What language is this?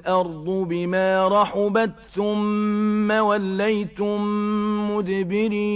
Arabic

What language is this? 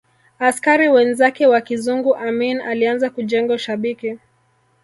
Swahili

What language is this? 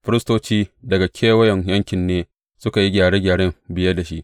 Hausa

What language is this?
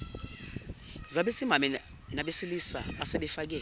Zulu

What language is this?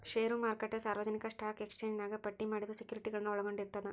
Kannada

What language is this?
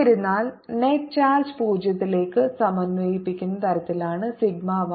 Malayalam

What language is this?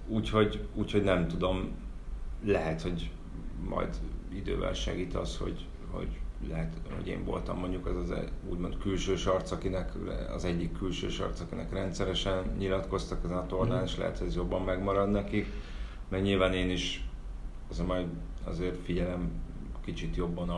Hungarian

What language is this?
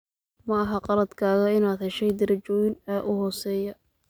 Somali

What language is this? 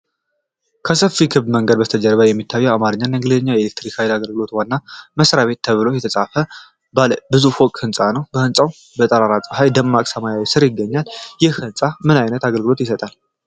Amharic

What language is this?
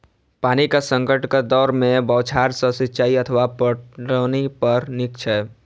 Maithili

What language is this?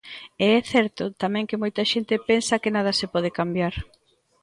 Galician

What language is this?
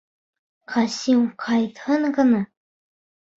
Bashkir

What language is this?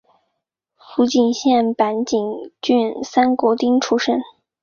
Chinese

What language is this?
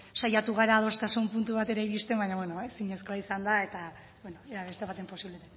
Basque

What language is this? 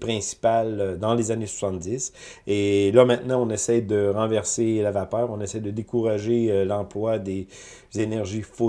French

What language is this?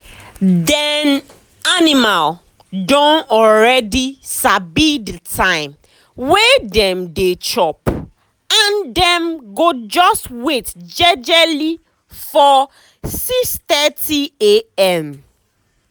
Nigerian Pidgin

